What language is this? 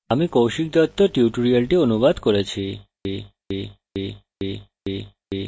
Bangla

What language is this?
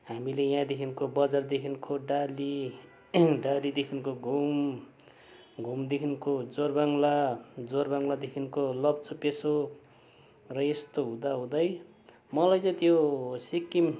Nepali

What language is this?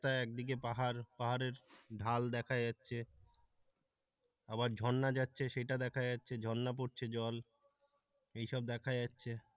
Bangla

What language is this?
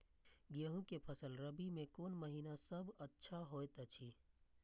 Maithili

